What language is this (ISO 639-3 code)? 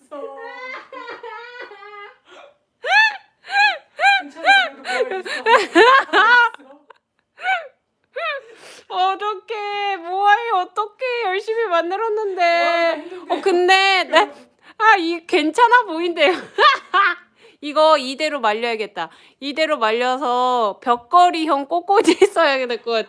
kor